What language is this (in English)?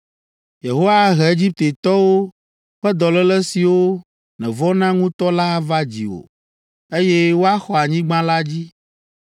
Ewe